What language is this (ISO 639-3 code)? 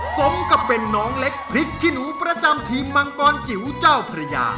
tha